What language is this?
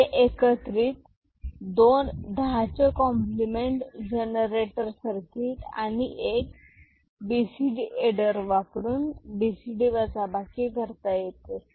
Marathi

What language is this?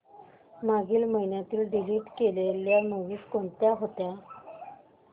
Marathi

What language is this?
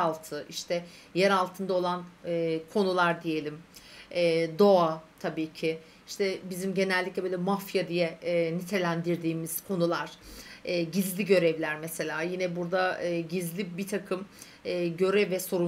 Turkish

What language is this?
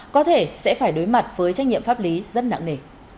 Vietnamese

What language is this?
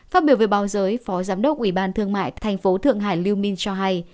Vietnamese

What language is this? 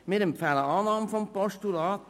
Swiss German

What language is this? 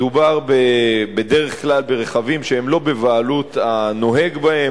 Hebrew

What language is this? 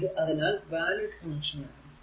Malayalam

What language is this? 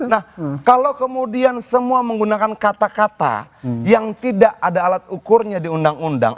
Indonesian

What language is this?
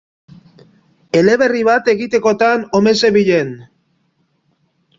Basque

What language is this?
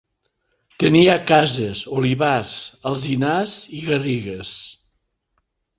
Catalan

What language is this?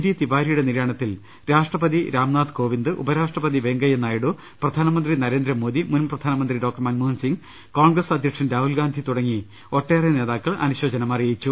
Malayalam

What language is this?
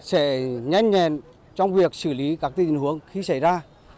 Vietnamese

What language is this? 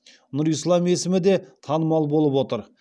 Kazakh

